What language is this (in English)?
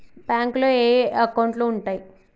Telugu